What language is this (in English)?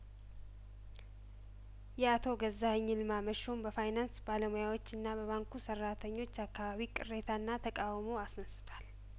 Amharic